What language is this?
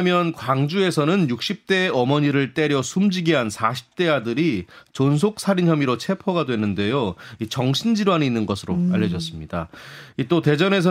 Korean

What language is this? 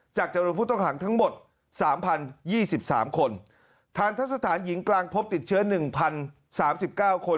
Thai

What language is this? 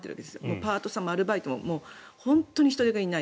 Japanese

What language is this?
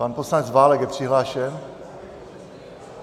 Czech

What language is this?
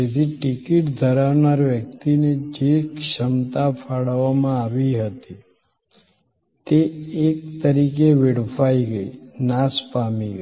Gujarati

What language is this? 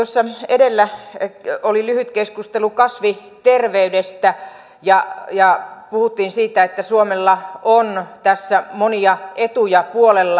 Finnish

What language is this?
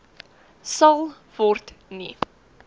Afrikaans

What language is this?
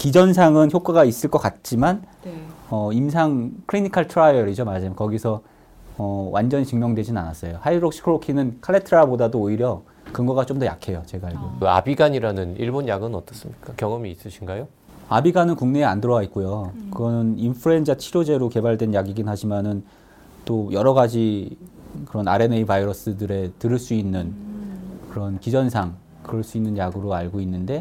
Korean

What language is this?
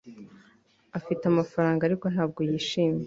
Kinyarwanda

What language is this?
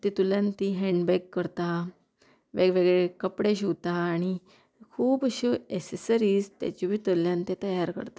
Konkani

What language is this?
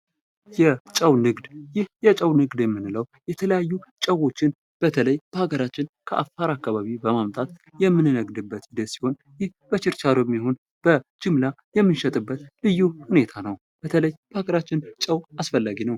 Amharic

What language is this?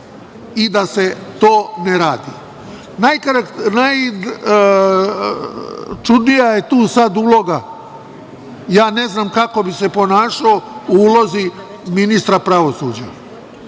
Serbian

